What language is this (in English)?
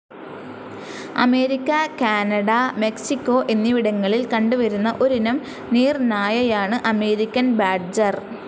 Malayalam